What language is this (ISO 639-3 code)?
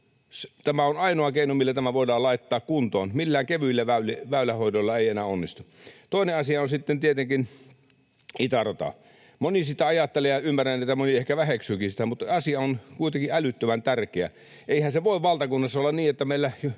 fin